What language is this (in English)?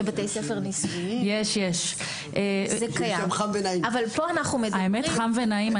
Hebrew